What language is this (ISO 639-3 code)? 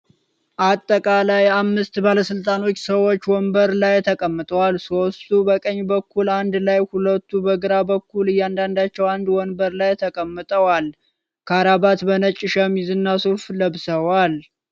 amh